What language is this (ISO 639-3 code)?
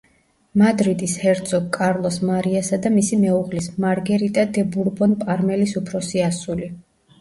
kat